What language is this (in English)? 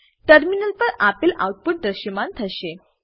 Gujarati